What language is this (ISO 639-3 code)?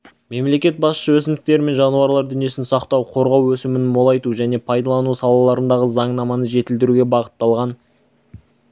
kaz